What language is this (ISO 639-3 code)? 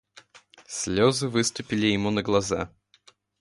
rus